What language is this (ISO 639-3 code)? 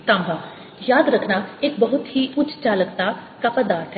hin